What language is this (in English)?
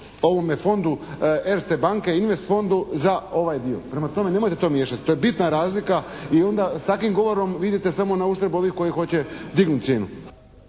Croatian